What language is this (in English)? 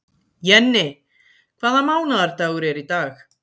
Icelandic